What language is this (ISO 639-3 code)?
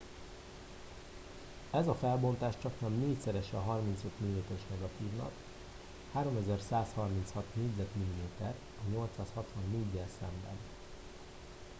hun